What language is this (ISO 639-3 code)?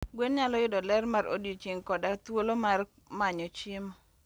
luo